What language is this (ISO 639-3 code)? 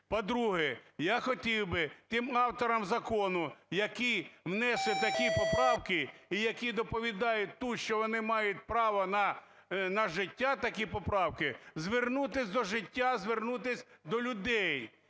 ukr